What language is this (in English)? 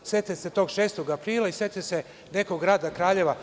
Serbian